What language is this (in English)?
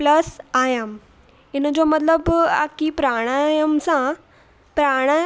Sindhi